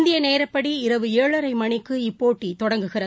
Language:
Tamil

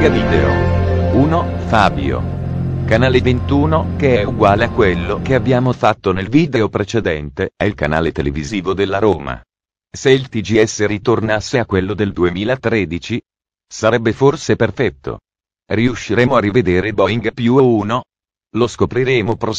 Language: Italian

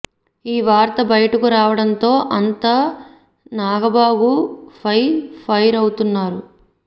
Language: Telugu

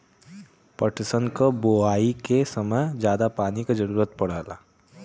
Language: Bhojpuri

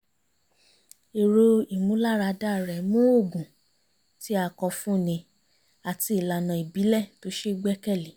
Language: Yoruba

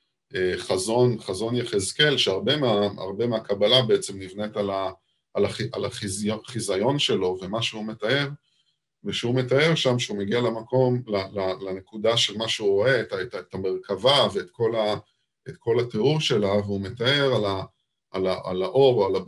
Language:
Hebrew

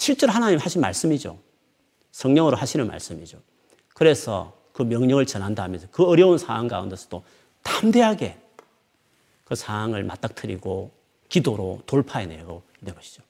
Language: Korean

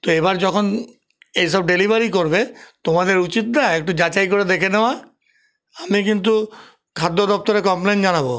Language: Bangla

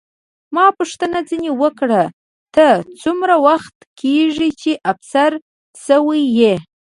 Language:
Pashto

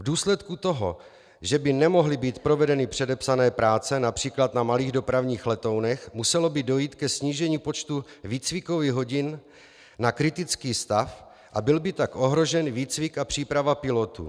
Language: Czech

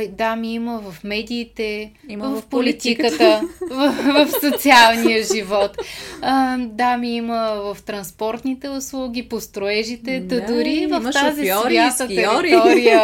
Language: Bulgarian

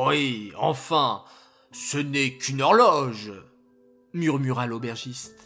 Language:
French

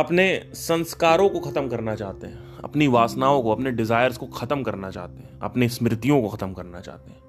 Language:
Hindi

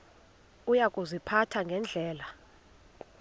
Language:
Xhosa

